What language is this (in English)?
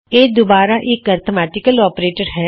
Punjabi